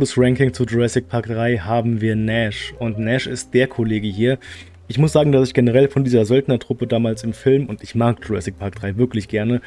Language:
German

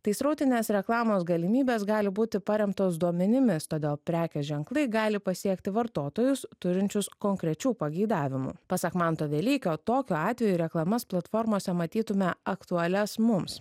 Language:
Lithuanian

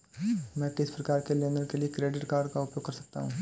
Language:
Hindi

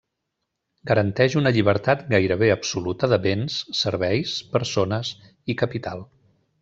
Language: Catalan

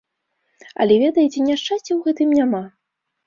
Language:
Belarusian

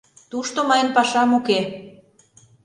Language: Mari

